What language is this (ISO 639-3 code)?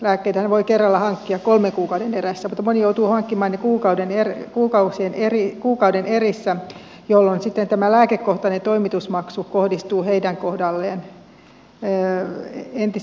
fin